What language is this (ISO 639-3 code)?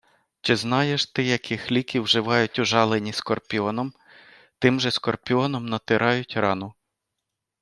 ukr